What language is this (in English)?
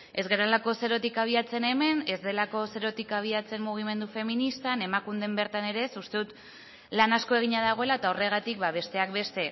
Basque